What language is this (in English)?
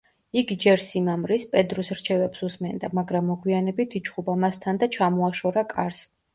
Georgian